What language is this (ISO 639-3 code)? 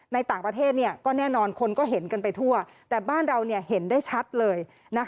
tha